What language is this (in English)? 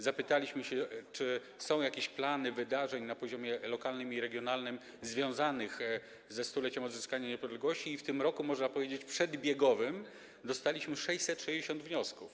Polish